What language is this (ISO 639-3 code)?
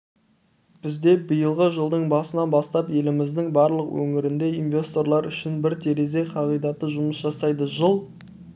kaz